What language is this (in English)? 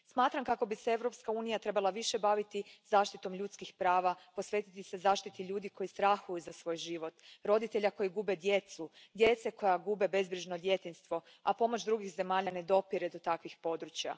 Croatian